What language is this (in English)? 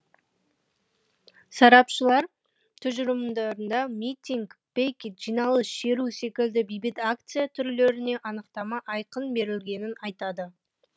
Kazakh